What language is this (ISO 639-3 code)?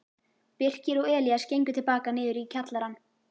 isl